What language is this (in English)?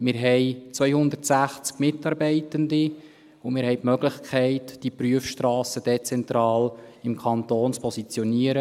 Swiss German